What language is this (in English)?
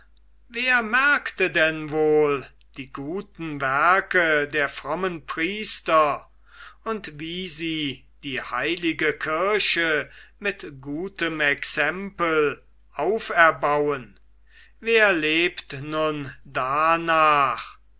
German